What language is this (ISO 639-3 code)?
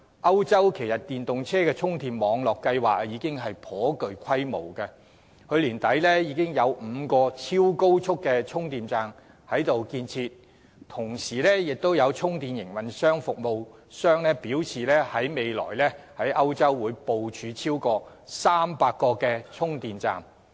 yue